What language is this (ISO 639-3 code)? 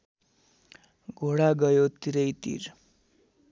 nep